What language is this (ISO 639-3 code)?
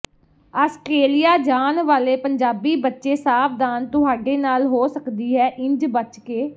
pan